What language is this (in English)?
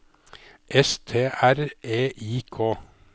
Norwegian